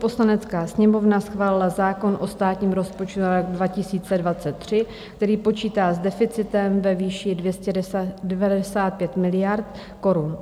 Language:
Czech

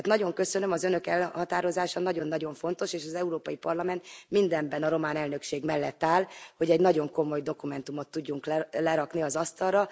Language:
Hungarian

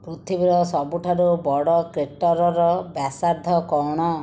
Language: Odia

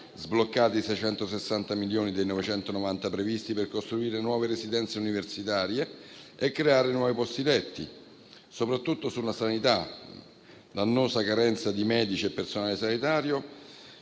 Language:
Italian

